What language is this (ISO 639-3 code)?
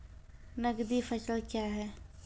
mai